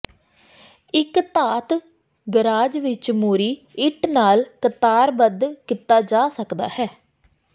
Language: Punjabi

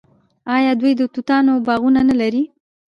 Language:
Pashto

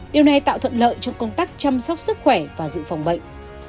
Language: Vietnamese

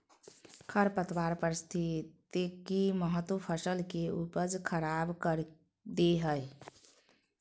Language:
Magahi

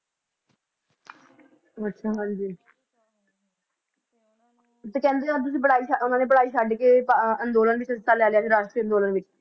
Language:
Punjabi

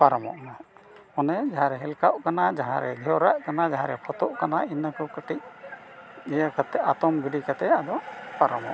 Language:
Santali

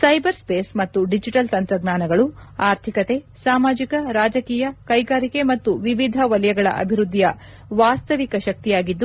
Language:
Kannada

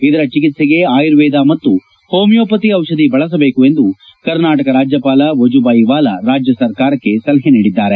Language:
Kannada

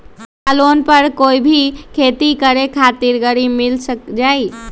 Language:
Magahi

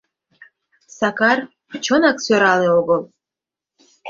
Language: Mari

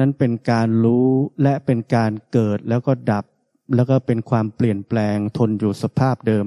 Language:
Thai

